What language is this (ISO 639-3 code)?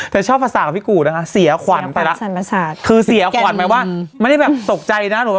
tha